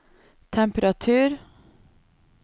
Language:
Norwegian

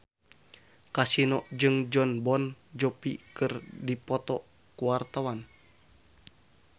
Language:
Sundanese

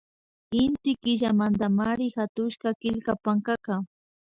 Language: Imbabura Highland Quichua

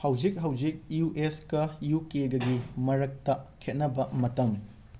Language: Manipuri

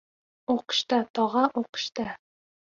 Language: Uzbek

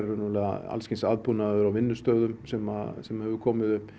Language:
Icelandic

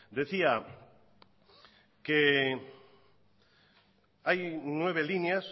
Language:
Spanish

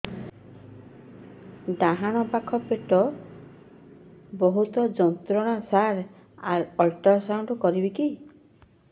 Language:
Odia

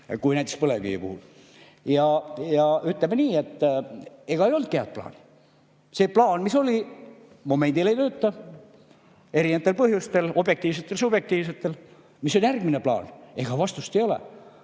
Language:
Estonian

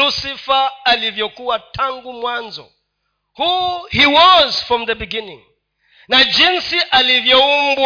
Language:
Swahili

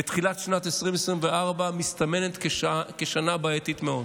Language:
Hebrew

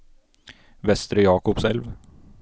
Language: Norwegian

